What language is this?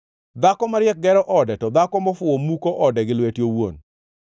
Luo (Kenya and Tanzania)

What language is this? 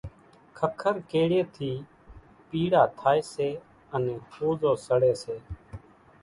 Kachi Koli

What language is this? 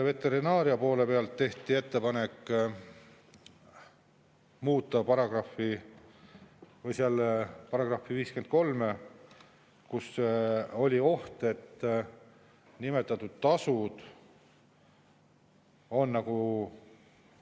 Estonian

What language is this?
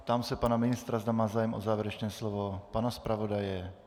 Czech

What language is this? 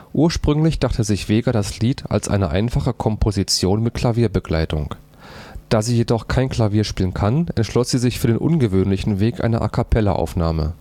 German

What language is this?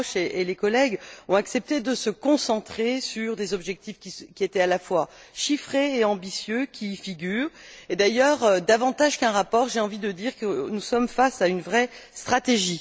French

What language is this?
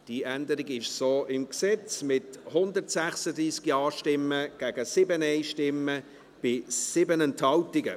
Swiss German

